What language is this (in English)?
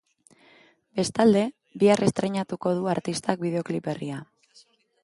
Basque